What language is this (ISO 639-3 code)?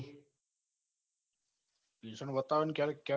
guj